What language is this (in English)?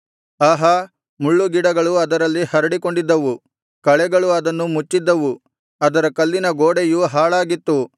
Kannada